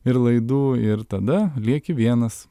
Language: Lithuanian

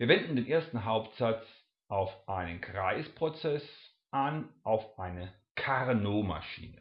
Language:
German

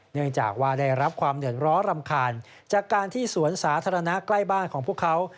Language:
Thai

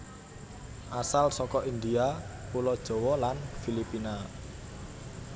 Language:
Javanese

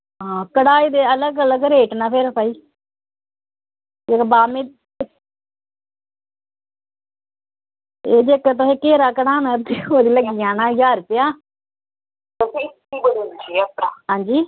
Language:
Dogri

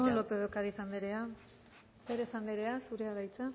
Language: Basque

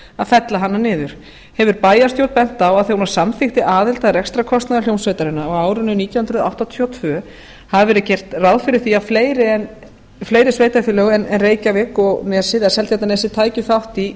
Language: Icelandic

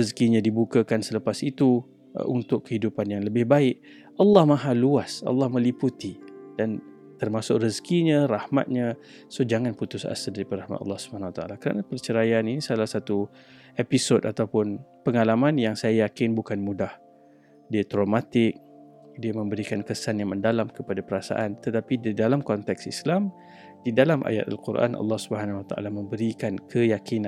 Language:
Malay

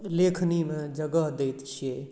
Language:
Maithili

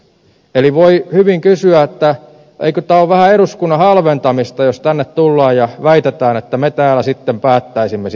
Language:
Finnish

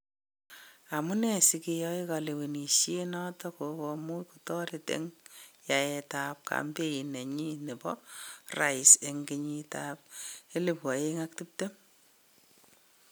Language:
Kalenjin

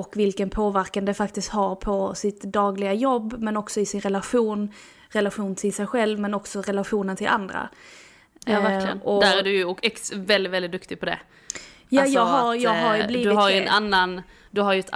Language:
Swedish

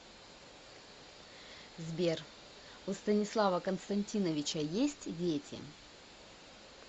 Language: Russian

